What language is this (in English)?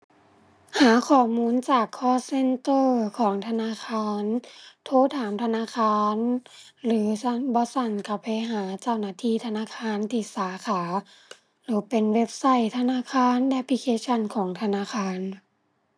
Thai